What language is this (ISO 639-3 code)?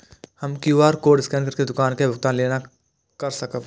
mai